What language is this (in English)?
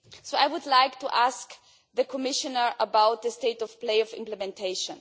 English